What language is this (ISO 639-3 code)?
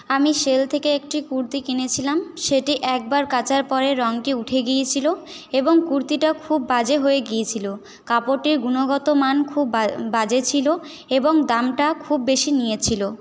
ben